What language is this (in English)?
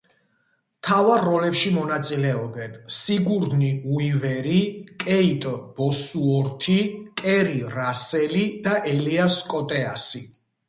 Georgian